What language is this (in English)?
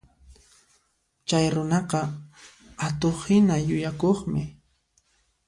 Puno Quechua